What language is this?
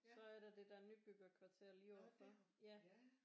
Danish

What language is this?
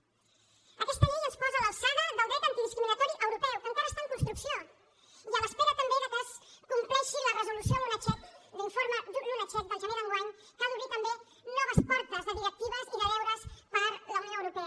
Catalan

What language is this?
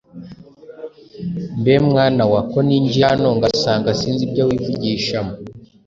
Kinyarwanda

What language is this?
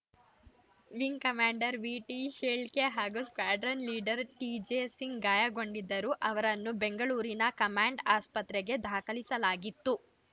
Kannada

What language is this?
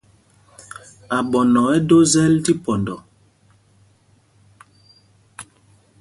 Mpumpong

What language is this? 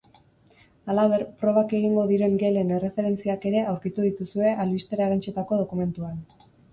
Basque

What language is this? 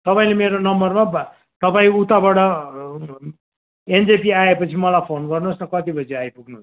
Nepali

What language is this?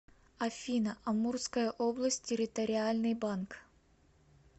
Russian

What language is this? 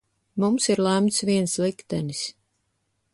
Latvian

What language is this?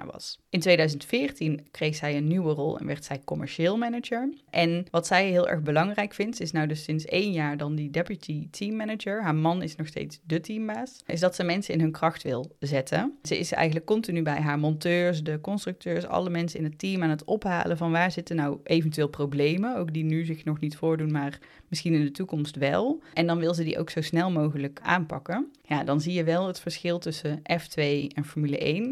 Dutch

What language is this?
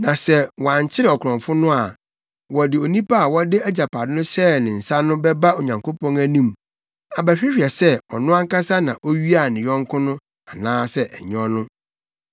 Akan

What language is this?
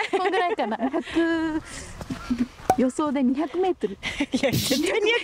Japanese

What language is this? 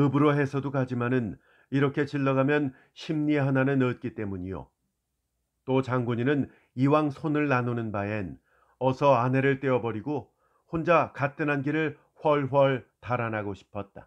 Korean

